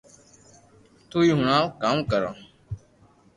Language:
Loarki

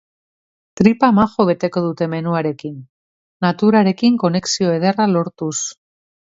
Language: Basque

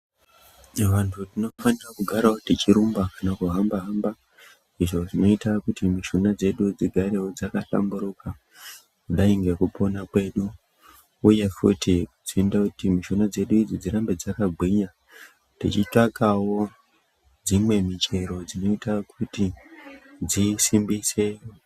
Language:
Ndau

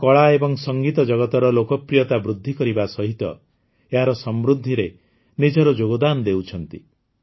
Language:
Odia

